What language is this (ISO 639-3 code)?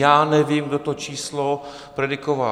ces